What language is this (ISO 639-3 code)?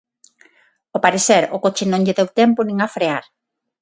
glg